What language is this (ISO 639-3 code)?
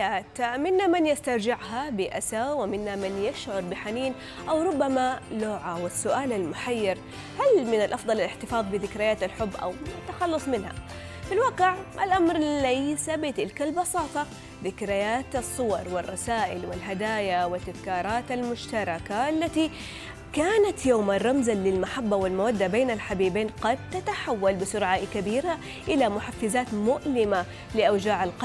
ara